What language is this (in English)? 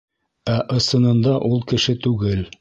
Bashkir